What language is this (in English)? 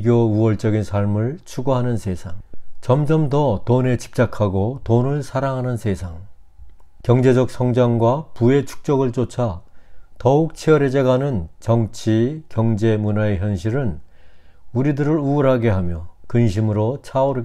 Korean